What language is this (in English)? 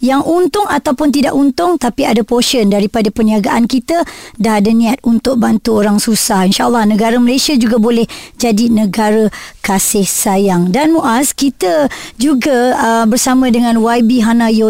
Malay